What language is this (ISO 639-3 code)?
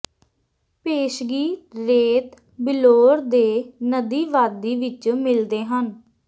pan